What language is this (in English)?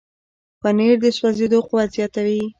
Pashto